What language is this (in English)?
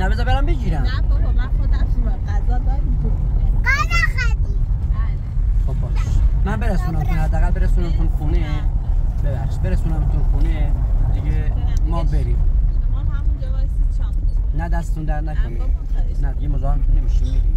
Persian